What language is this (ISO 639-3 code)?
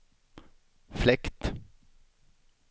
swe